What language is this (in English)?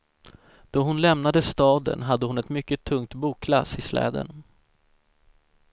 Swedish